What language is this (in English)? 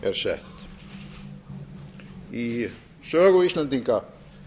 Icelandic